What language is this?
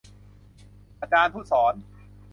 Thai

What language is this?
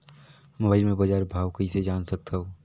Chhattisgarhi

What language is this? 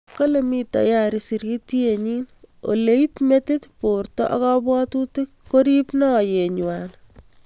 Kalenjin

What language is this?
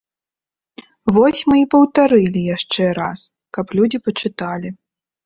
Belarusian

